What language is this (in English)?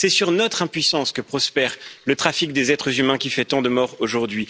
French